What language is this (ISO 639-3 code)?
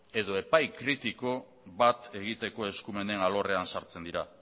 eus